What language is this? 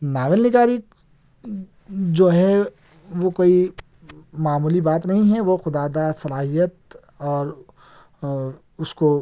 Urdu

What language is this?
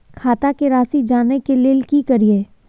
Maithili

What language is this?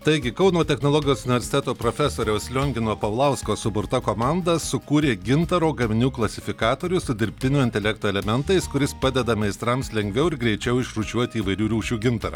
Lithuanian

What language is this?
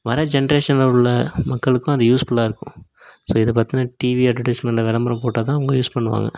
Tamil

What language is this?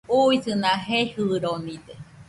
Nüpode Huitoto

